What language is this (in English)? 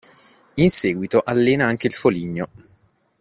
Italian